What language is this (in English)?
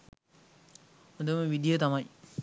Sinhala